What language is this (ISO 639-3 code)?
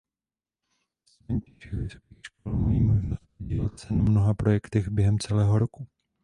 ces